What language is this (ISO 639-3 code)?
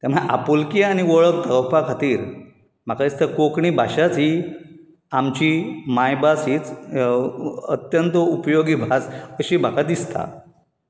kok